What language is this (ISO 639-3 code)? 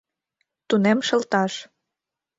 chm